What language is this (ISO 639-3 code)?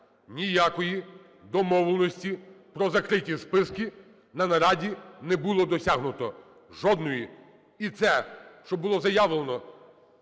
ukr